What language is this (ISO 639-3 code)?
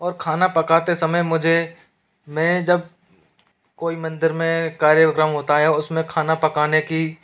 hin